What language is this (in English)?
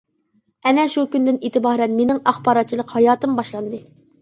Uyghur